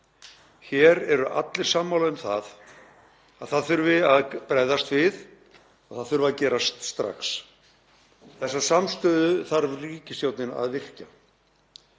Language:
Icelandic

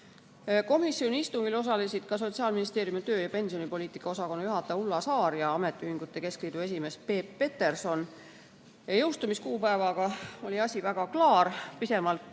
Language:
Estonian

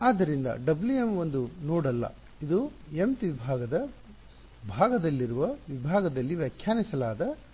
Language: Kannada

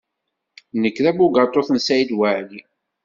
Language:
Kabyle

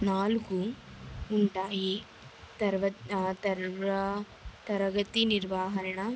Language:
Telugu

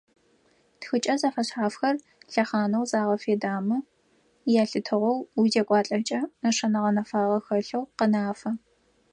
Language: Adyghe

